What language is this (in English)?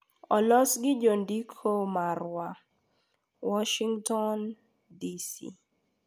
Luo (Kenya and Tanzania)